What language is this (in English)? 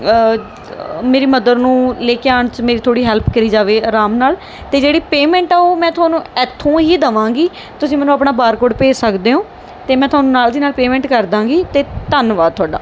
Punjabi